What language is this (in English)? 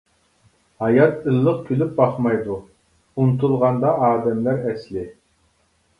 Uyghur